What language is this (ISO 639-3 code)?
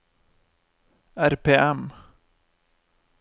nor